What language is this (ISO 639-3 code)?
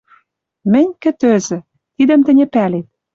mrj